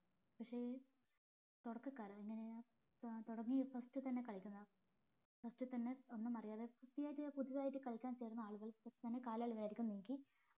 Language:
Malayalam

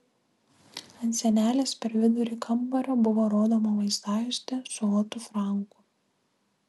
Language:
Lithuanian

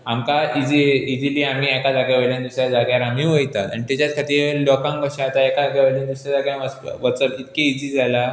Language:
Konkani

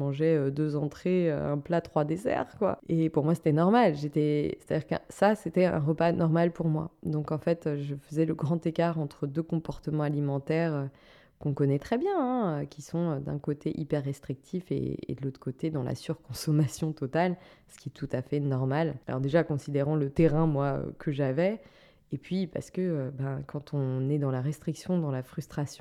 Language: French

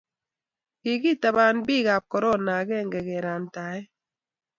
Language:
Kalenjin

